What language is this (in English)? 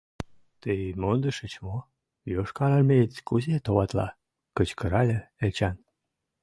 Mari